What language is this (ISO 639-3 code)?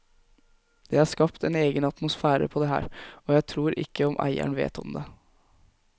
nor